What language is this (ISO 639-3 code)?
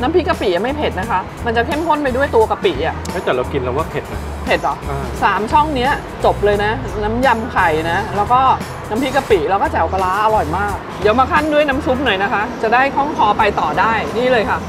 tha